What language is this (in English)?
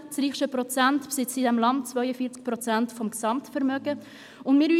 Swiss German